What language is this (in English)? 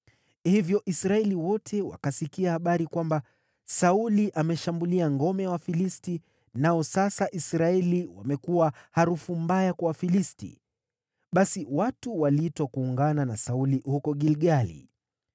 Swahili